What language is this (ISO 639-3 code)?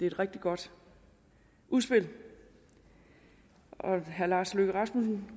dan